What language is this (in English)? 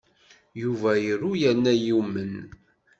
Kabyle